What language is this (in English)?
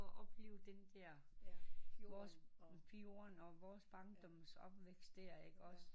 Danish